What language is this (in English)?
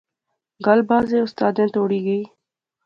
Pahari-Potwari